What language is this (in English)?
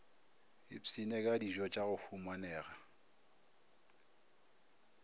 Northern Sotho